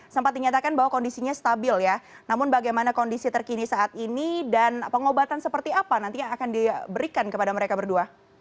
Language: Indonesian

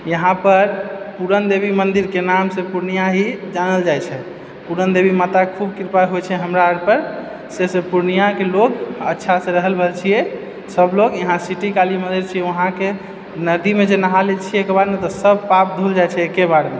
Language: Maithili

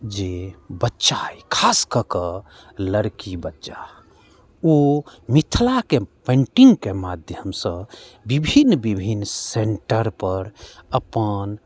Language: Maithili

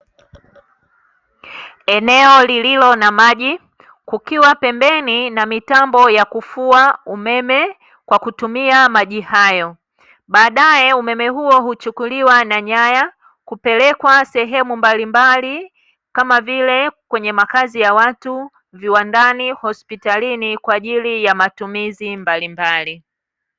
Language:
Swahili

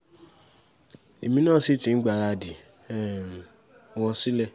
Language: Yoruba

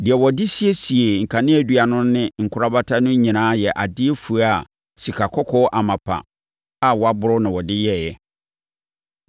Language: Akan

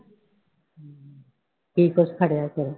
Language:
Punjabi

